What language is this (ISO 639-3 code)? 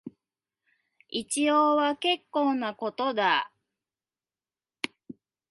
jpn